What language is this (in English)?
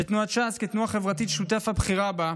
Hebrew